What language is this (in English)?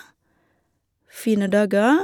Norwegian